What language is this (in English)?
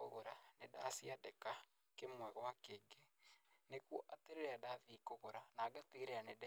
Kikuyu